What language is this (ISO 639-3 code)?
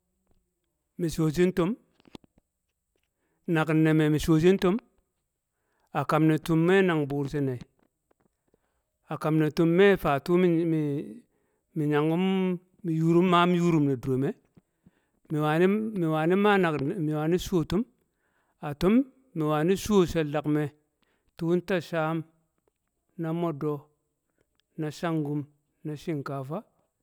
kcq